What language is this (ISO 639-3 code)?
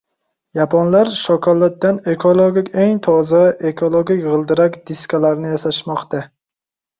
uzb